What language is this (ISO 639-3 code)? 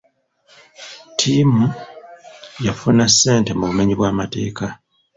lug